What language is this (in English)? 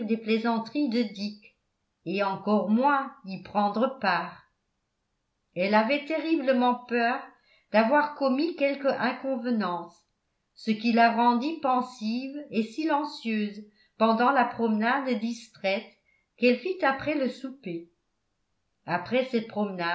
French